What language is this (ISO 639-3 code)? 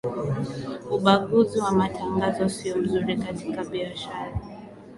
swa